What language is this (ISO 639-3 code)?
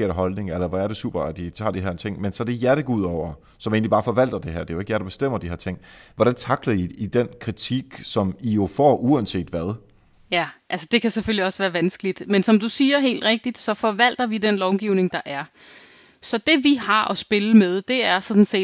dan